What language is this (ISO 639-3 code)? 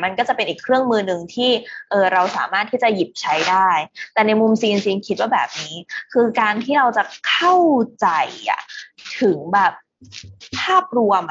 tha